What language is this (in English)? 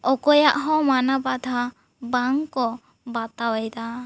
Santali